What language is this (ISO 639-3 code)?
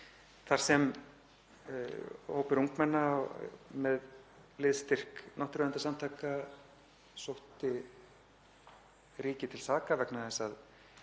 isl